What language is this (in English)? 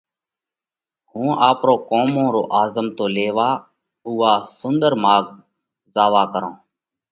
Parkari Koli